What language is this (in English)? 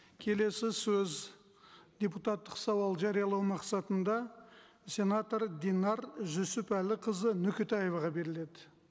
Kazakh